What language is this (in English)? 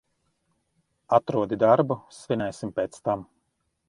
Latvian